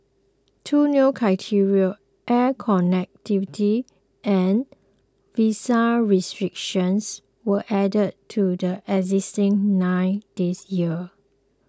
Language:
English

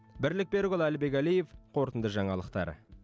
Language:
Kazakh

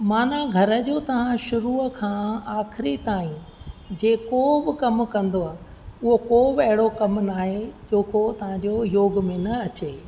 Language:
Sindhi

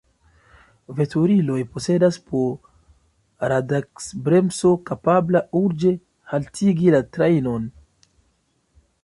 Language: Esperanto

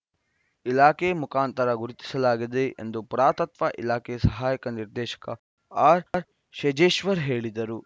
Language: Kannada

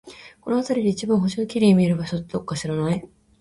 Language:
Japanese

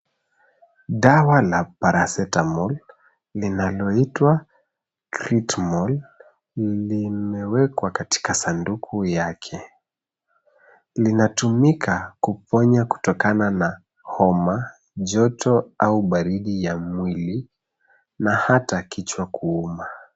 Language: Swahili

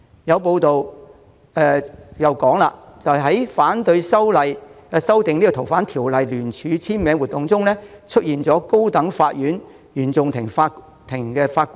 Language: Cantonese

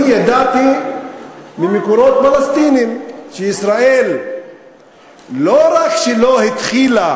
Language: Hebrew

